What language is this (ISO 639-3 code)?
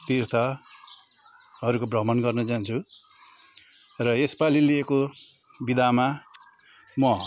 nep